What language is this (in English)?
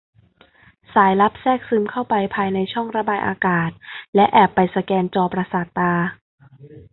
Thai